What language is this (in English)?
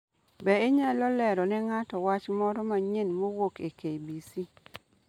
Luo (Kenya and Tanzania)